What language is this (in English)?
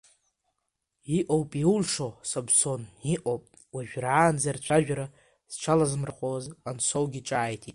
Abkhazian